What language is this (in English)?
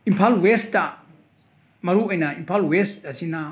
Manipuri